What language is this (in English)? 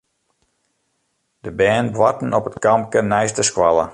Western Frisian